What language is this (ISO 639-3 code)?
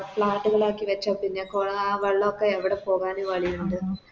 mal